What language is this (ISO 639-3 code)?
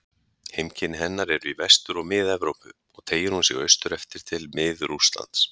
isl